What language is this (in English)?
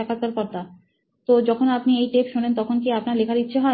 Bangla